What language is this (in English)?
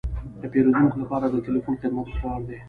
Pashto